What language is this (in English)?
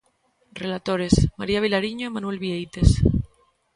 Galician